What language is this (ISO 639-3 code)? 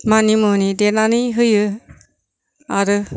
brx